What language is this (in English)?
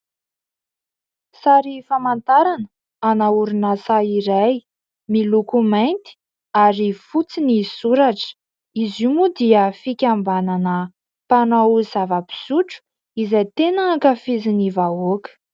Malagasy